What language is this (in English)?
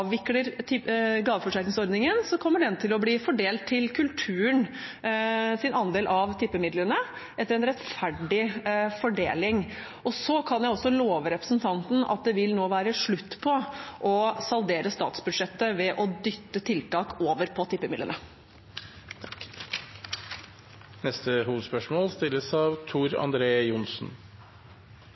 Norwegian